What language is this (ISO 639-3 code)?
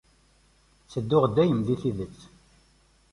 kab